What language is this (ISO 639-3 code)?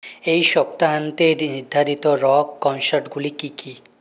ben